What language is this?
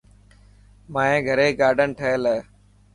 Dhatki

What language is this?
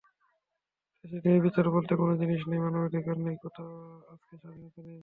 Bangla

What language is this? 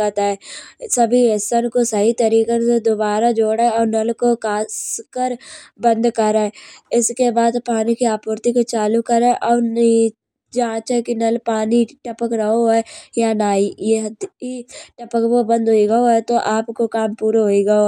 Kanauji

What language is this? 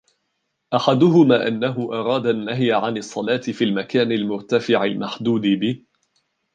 Arabic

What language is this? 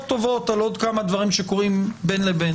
Hebrew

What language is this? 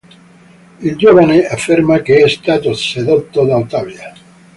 Italian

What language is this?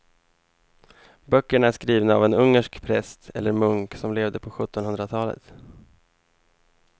Swedish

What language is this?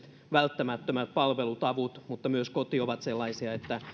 Finnish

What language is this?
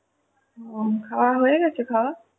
Bangla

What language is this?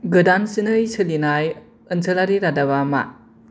Bodo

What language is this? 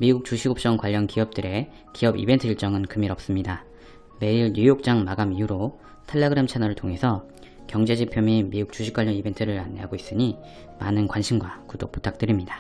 Korean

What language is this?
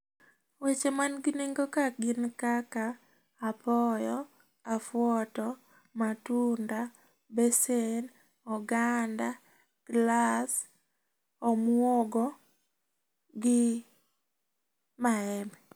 Luo (Kenya and Tanzania)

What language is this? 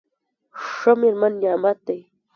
Pashto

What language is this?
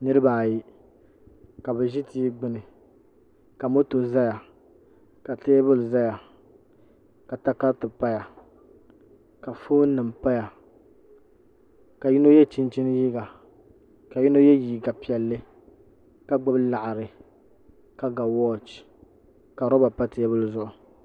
Dagbani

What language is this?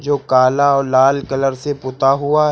Hindi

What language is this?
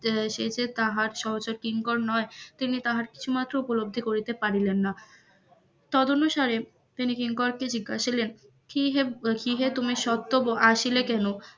Bangla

